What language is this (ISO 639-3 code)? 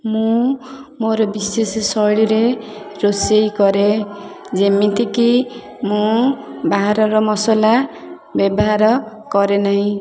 ori